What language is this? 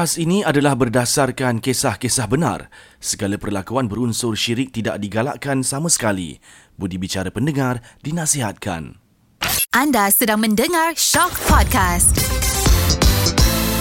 Malay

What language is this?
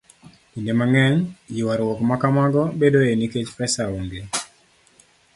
Luo (Kenya and Tanzania)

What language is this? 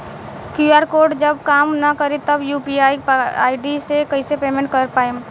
Bhojpuri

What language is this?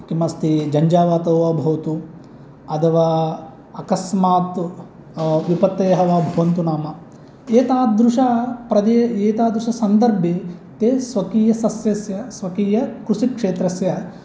Sanskrit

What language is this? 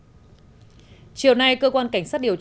Vietnamese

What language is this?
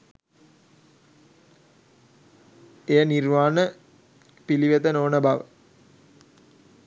Sinhala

